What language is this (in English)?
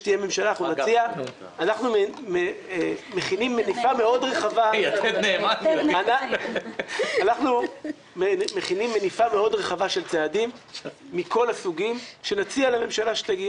Hebrew